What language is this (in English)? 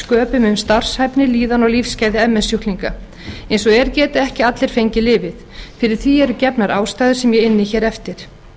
Icelandic